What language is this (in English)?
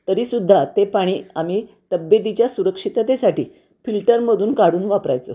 Marathi